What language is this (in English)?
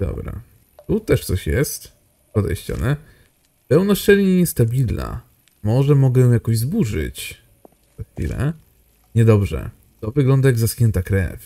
Polish